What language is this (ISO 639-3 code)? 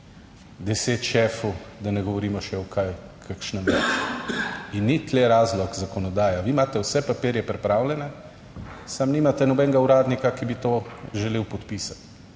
slv